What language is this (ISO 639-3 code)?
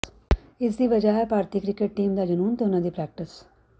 pan